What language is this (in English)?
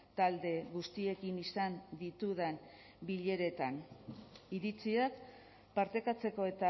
Basque